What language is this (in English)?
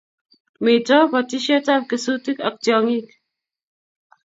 Kalenjin